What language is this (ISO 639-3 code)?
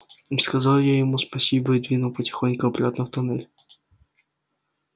rus